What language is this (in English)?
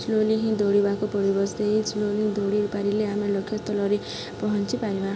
Odia